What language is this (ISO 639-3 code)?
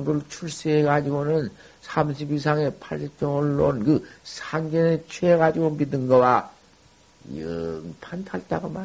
kor